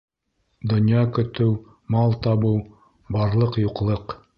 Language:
Bashkir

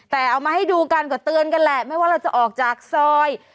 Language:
Thai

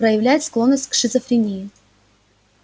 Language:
Russian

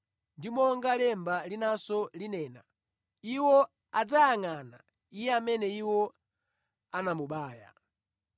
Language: Nyanja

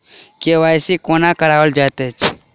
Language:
Maithili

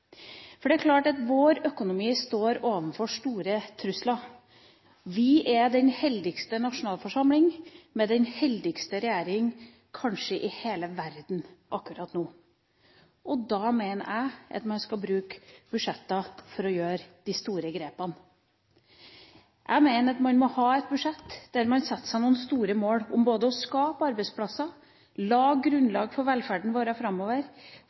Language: Norwegian Bokmål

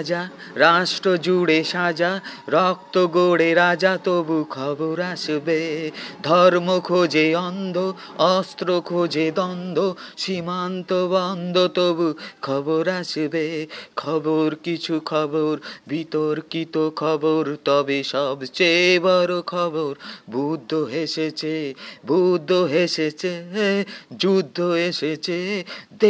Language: Bangla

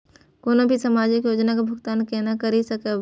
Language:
Maithili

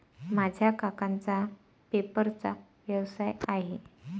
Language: Marathi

